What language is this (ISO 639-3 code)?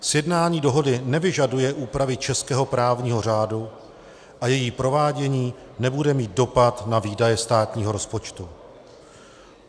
ces